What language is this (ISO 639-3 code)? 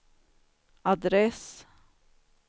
swe